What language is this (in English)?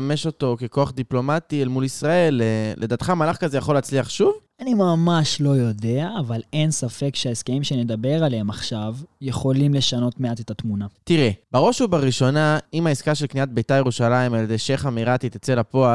Hebrew